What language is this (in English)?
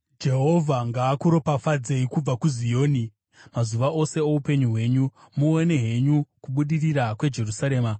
Shona